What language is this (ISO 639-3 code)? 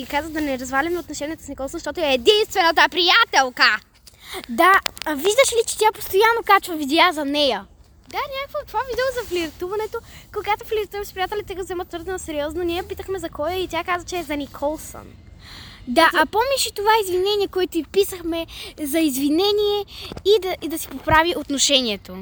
bul